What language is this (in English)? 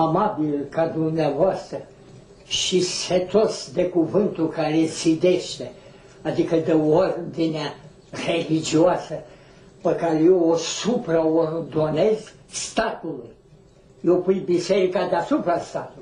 Romanian